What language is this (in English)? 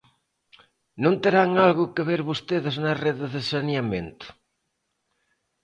Galician